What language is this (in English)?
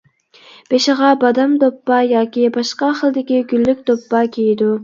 Uyghur